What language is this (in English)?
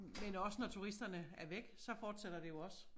Danish